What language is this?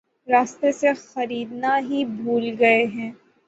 Urdu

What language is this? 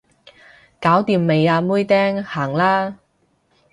Cantonese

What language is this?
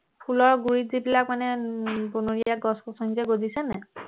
Assamese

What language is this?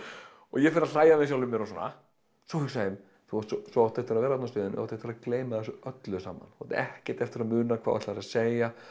Icelandic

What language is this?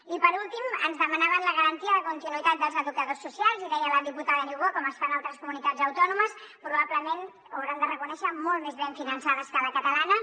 Catalan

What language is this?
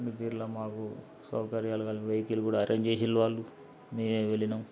Telugu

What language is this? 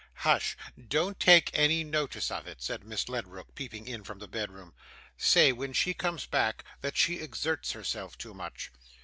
English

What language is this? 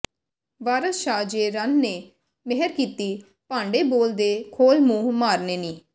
Punjabi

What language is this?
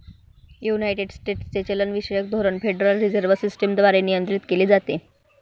Marathi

